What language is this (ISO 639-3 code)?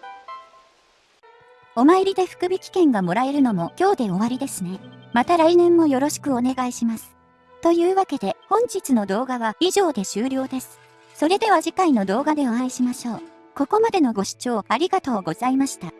jpn